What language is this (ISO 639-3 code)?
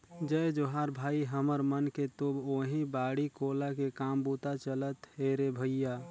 hne